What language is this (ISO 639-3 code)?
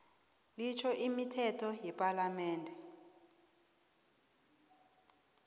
nbl